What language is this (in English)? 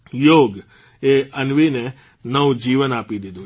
Gujarati